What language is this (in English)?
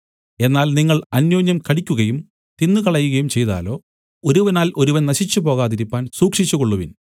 Malayalam